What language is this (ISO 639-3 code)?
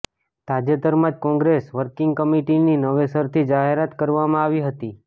guj